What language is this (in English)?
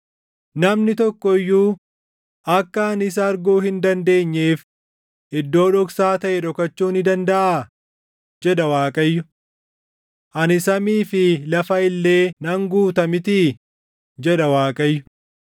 Oromo